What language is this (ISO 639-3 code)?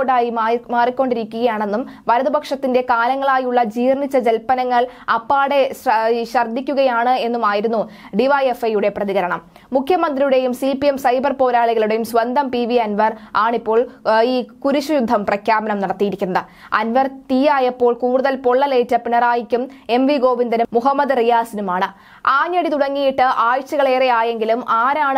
mal